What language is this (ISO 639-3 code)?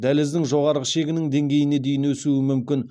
kaz